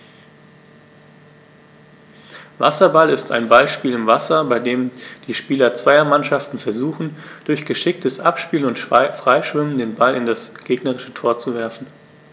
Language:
German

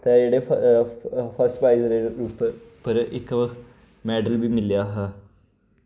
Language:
Dogri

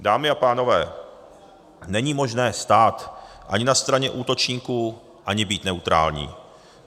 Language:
Czech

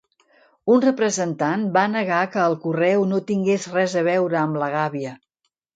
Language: Catalan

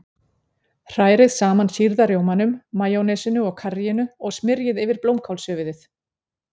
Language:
Icelandic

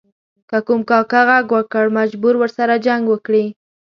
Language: Pashto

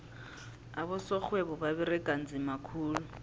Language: South Ndebele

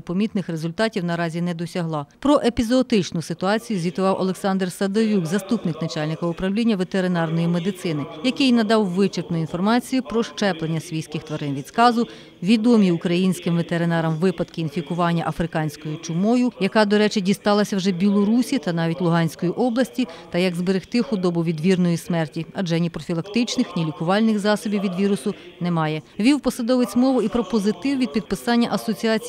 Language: Ukrainian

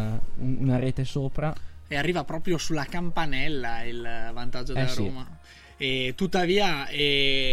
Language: Italian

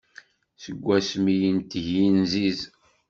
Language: Kabyle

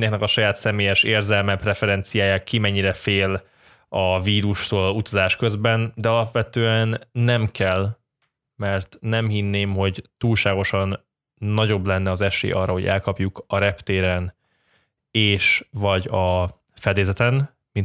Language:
Hungarian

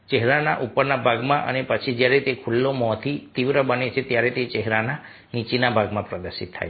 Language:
Gujarati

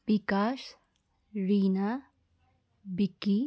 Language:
Nepali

